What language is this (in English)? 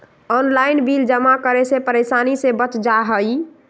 Magahi